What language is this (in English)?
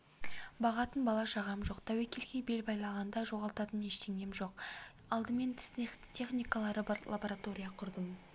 Kazakh